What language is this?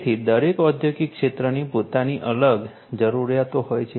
Gujarati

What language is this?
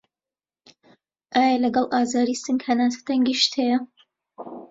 Central Kurdish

